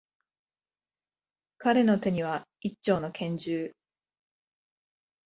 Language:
Japanese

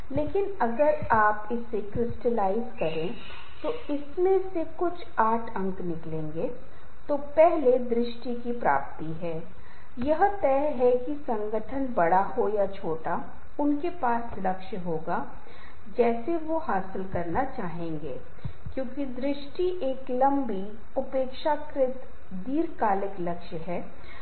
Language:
Hindi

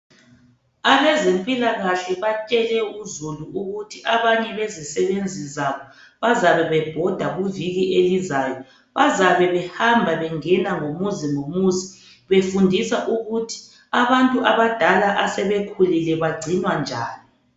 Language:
North Ndebele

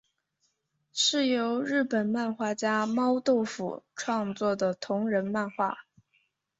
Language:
Chinese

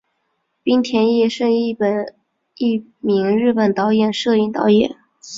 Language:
Chinese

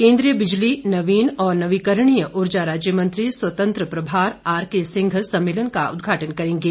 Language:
Hindi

